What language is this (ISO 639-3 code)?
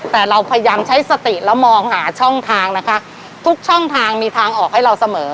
tha